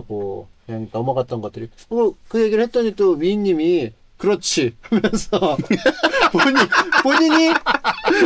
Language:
Korean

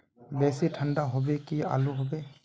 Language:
Magahi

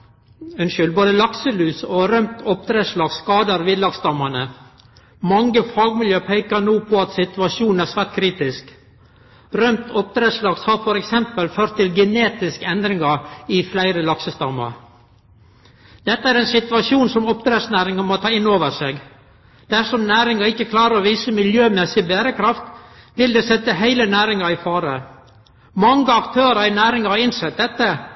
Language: Norwegian Nynorsk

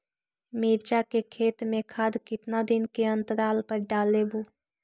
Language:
Magahi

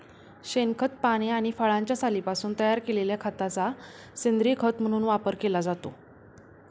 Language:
Marathi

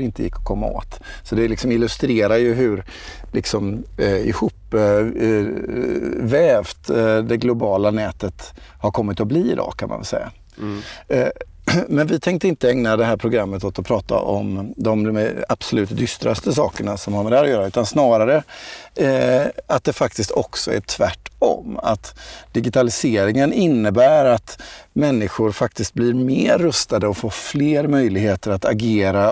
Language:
Swedish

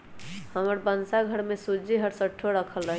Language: Magahi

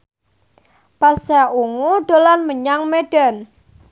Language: Javanese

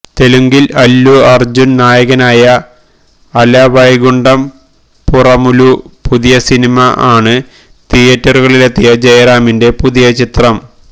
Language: Malayalam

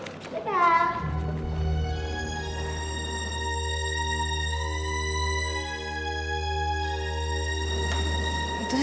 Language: Indonesian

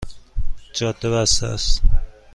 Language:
Persian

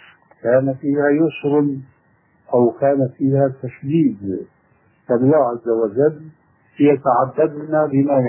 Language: Arabic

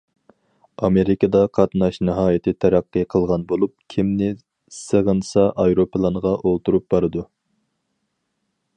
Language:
Uyghur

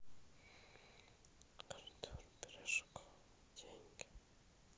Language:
Russian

